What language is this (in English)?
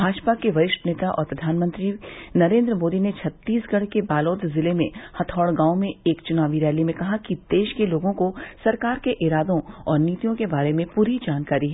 Hindi